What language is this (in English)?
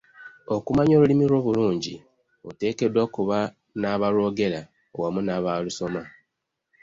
Ganda